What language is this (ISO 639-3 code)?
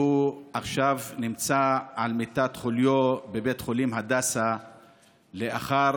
heb